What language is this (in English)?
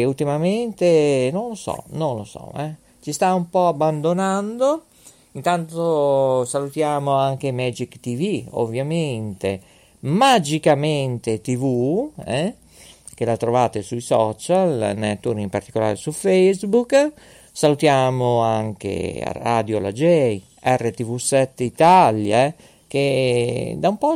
Italian